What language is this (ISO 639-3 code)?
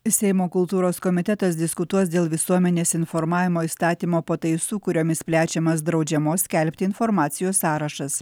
lit